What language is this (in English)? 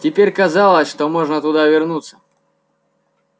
Russian